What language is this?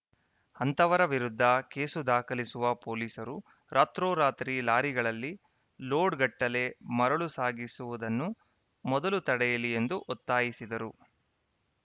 Kannada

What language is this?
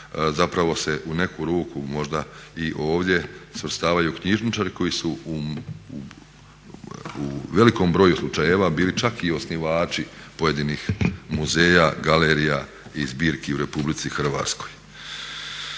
Croatian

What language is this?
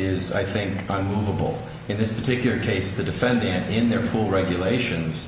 English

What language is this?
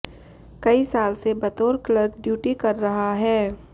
Hindi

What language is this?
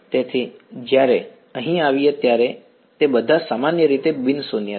Gujarati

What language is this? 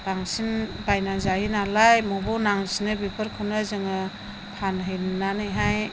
Bodo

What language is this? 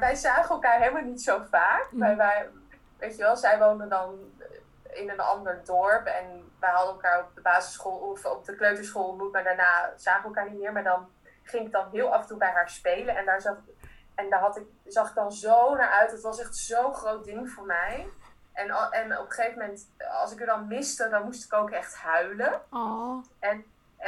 Dutch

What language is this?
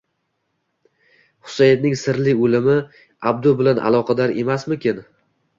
Uzbek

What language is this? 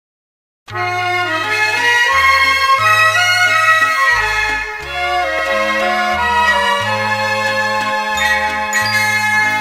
Romanian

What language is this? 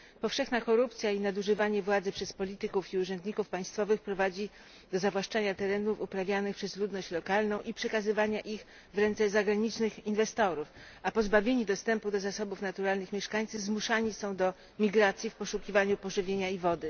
Polish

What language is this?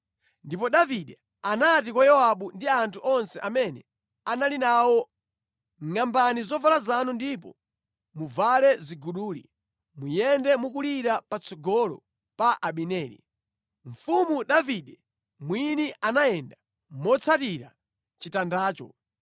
Nyanja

